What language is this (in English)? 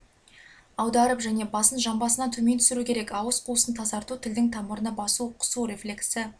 Kazakh